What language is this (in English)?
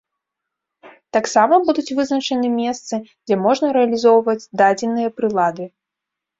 Belarusian